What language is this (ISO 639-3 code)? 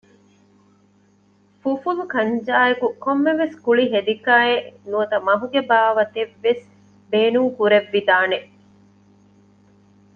div